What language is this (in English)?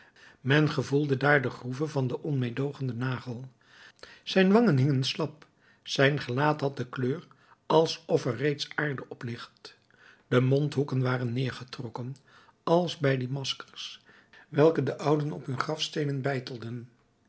Dutch